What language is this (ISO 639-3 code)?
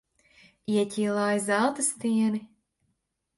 lav